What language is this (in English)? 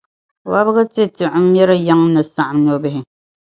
Dagbani